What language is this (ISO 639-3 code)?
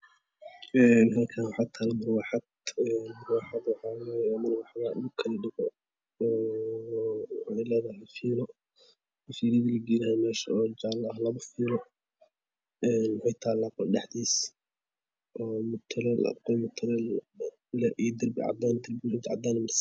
som